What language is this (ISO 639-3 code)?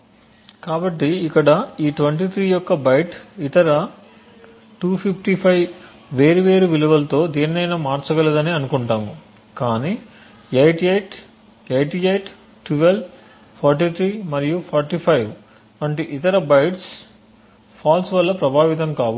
tel